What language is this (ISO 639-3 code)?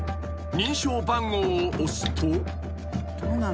jpn